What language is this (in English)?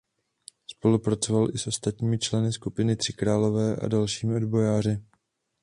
Czech